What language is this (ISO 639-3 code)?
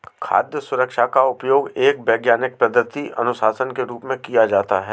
hin